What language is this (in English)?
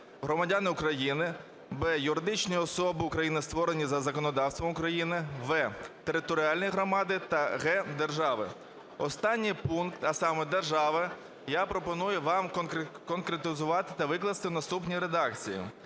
Ukrainian